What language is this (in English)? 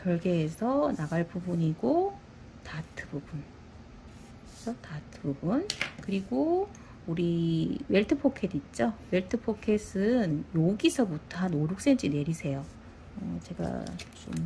Korean